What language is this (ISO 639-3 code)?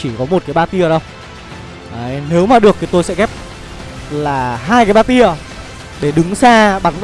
vie